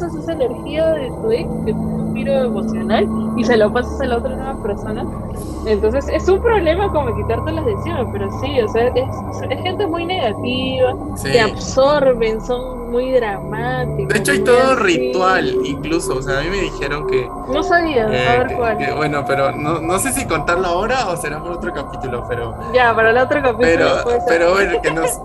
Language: Spanish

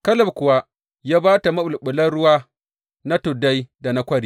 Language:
Hausa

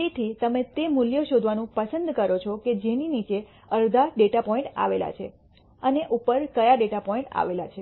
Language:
Gujarati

